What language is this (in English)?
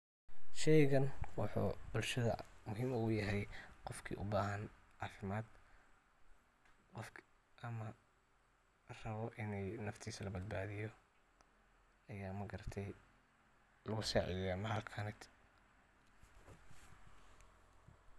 Somali